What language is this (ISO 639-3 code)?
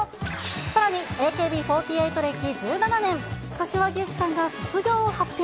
jpn